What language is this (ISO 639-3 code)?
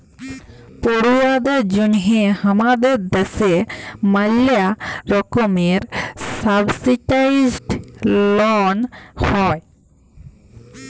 ben